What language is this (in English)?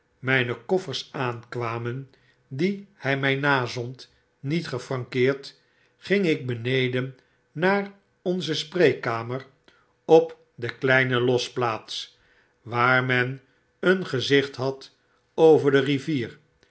Dutch